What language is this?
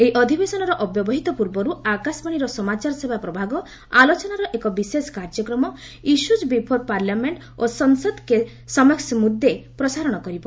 Odia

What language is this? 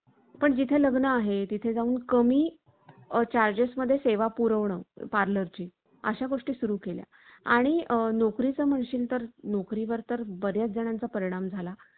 Marathi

